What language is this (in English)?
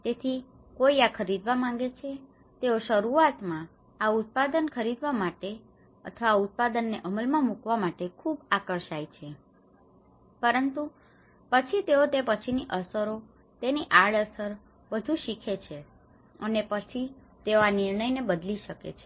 Gujarati